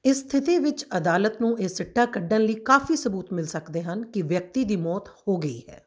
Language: Punjabi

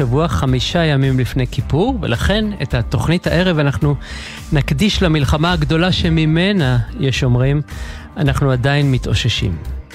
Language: Hebrew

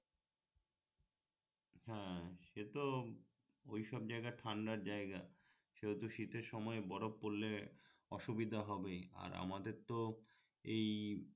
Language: Bangla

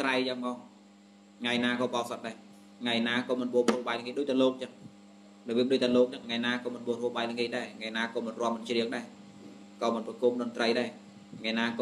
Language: Vietnamese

